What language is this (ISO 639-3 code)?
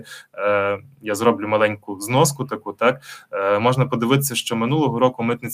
ukr